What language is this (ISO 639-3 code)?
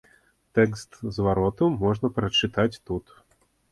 bel